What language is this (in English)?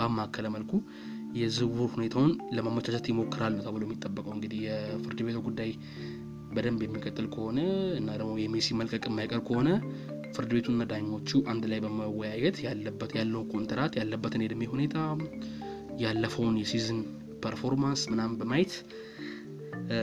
Amharic